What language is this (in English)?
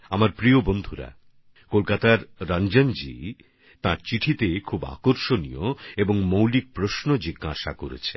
Bangla